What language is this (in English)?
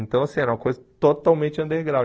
Portuguese